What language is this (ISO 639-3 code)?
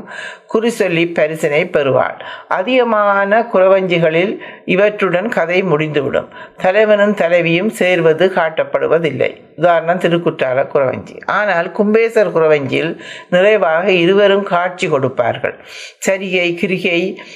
tam